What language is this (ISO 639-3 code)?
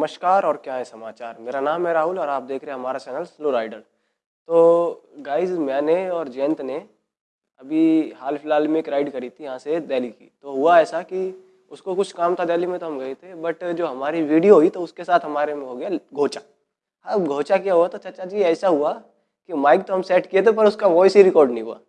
hin